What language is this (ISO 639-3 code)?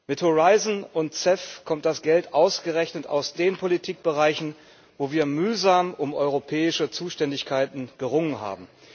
deu